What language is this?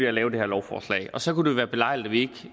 Danish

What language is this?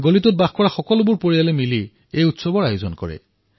Assamese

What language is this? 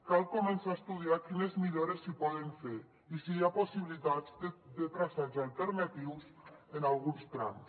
Catalan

